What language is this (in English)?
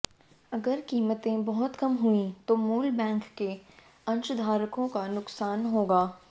Hindi